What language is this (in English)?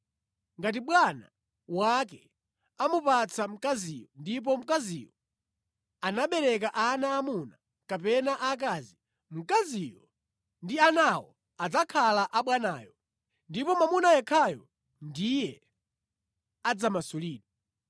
Nyanja